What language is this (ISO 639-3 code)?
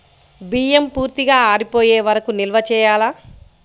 tel